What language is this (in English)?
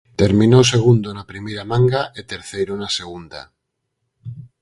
Galician